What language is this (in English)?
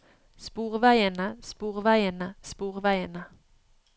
Norwegian